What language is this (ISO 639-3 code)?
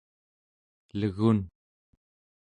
esu